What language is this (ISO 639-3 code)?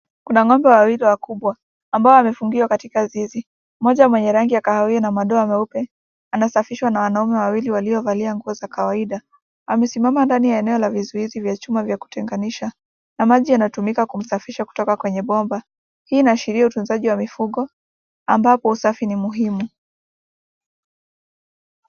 swa